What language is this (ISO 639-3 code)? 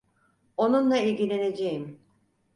tur